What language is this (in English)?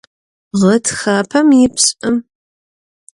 Adyghe